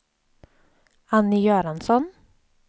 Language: Swedish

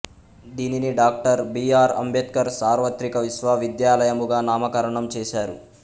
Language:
Telugu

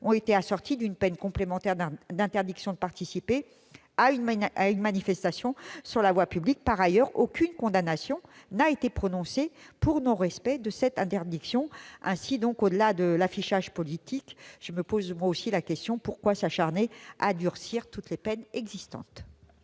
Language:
French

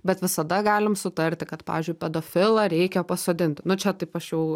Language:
Lithuanian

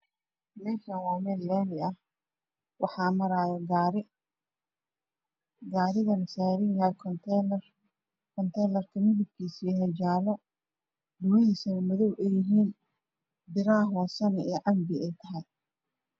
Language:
Somali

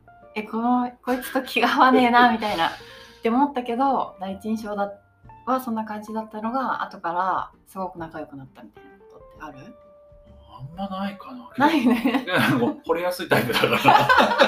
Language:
Japanese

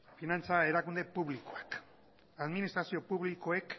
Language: Basque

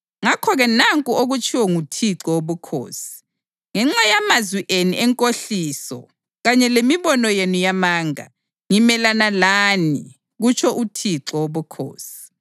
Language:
North Ndebele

